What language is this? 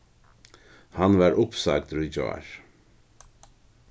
Faroese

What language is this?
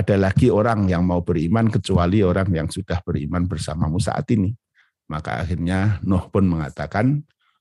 Indonesian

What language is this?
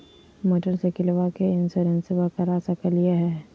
Magahi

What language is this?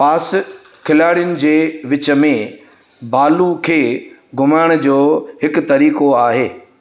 Sindhi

